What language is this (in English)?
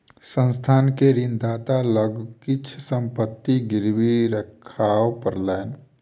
Maithili